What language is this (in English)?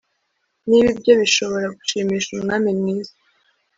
Kinyarwanda